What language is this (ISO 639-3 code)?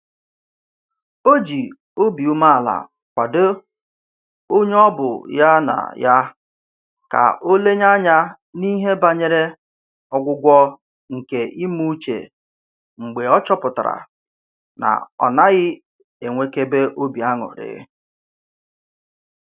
ibo